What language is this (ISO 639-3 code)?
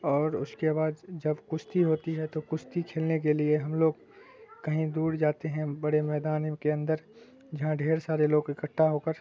urd